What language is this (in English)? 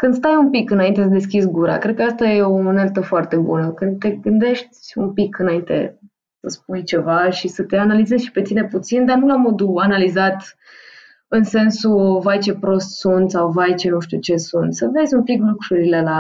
Romanian